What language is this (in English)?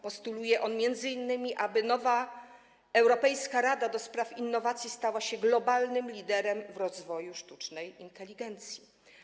Polish